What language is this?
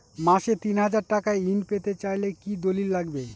Bangla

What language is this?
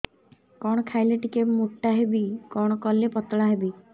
Odia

